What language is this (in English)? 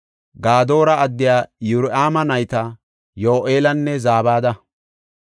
Gofa